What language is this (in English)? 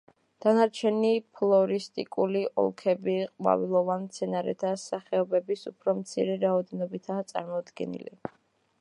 Georgian